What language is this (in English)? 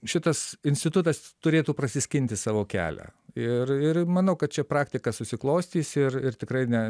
Lithuanian